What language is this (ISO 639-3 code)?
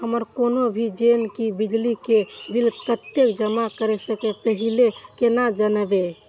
mai